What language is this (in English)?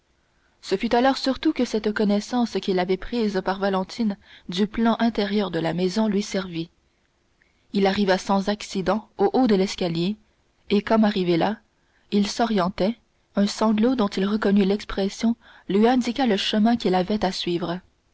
French